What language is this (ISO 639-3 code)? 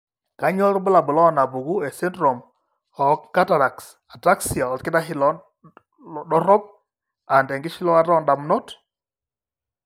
mas